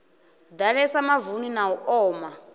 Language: Venda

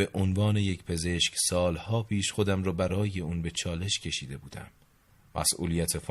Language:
Persian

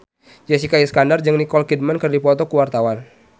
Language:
Sundanese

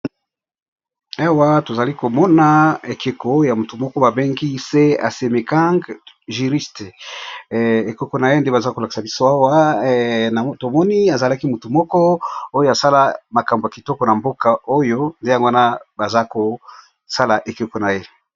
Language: Lingala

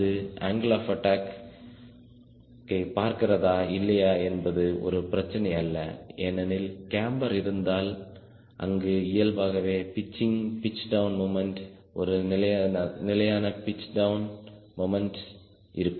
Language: Tamil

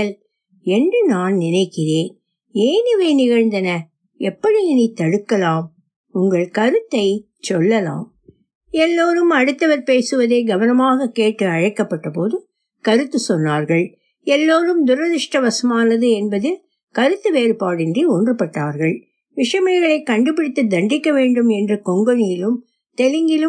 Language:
Tamil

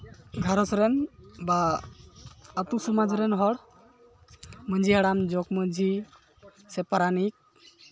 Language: Santali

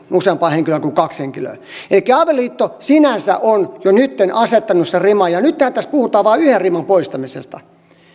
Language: Finnish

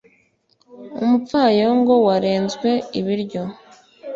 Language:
Kinyarwanda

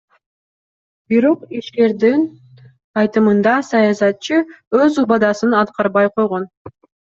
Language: Kyrgyz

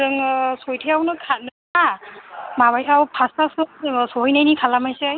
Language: Bodo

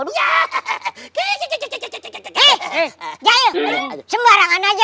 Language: Indonesian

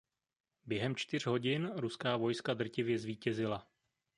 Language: Czech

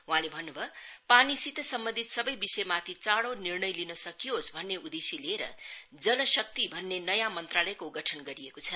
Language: Nepali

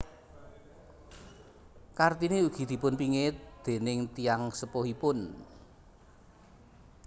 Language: Javanese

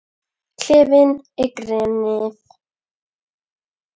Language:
Icelandic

